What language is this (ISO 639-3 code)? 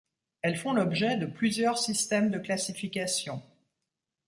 fra